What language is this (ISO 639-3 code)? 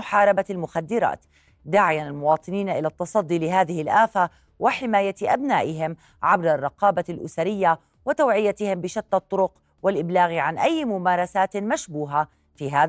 ara